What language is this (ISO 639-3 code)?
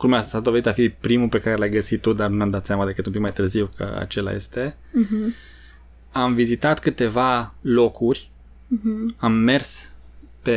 ron